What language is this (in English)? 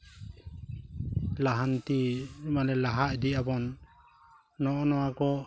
Santali